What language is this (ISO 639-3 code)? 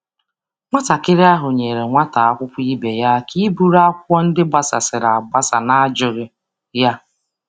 ibo